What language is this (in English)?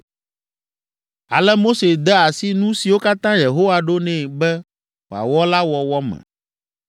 Ewe